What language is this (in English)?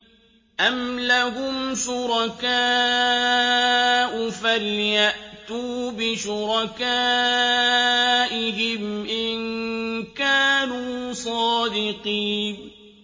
Arabic